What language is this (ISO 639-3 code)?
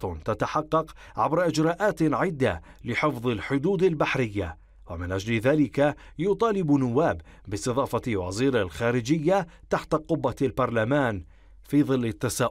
ara